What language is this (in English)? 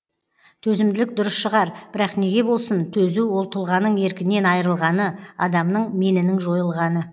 Kazakh